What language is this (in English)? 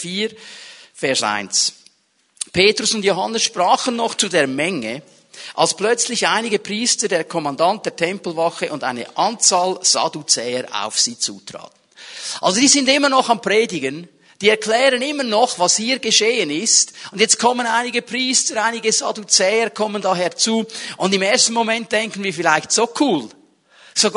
German